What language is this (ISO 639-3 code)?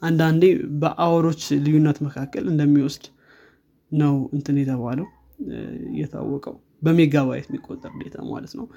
amh